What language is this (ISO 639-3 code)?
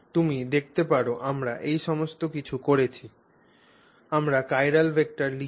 ben